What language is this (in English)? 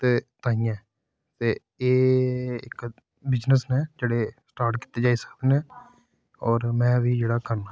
Dogri